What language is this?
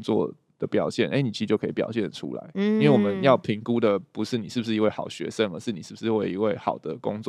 Chinese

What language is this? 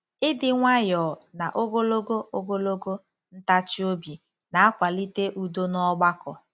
Igbo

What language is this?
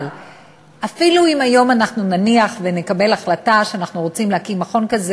Hebrew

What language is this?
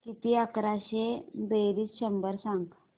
Marathi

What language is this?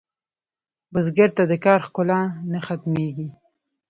Pashto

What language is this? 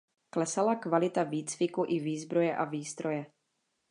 Czech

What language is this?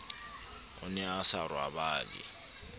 Southern Sotho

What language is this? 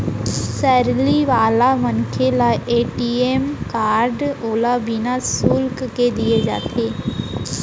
Chhattisgarhi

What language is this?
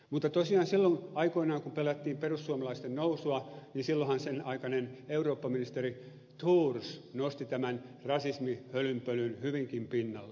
Finnish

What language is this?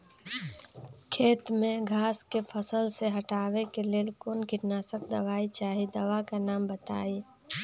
Magahi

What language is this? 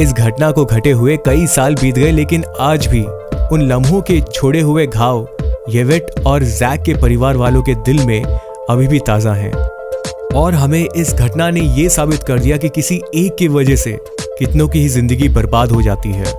Hindi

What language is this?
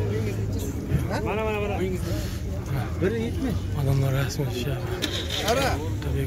Turkish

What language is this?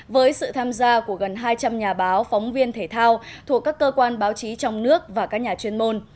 Vietnamese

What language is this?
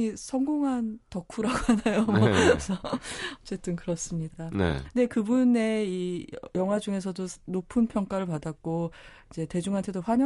Korean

